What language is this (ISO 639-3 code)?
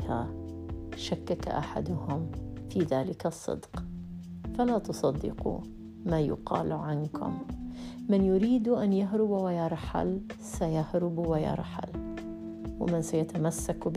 ara